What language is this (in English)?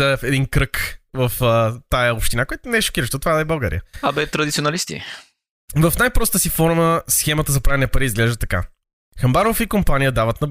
Bulgarian